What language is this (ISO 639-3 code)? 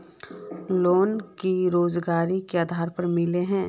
mag